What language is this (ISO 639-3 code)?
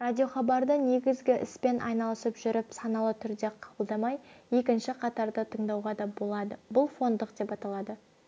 kaz